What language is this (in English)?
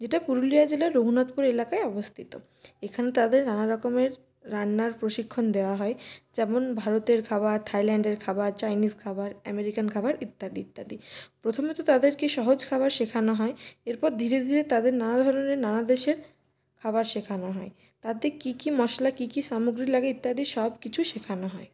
Bangla